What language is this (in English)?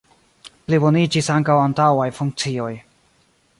Esperanto